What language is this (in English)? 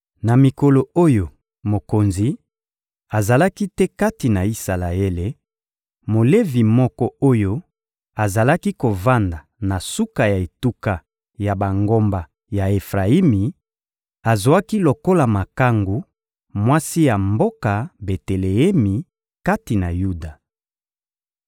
Lingala